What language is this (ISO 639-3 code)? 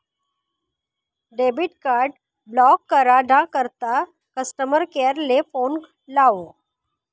mar